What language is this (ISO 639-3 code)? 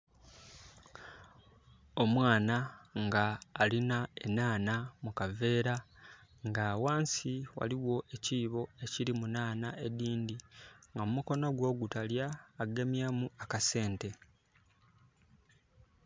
xog